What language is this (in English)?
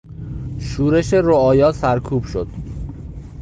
Persian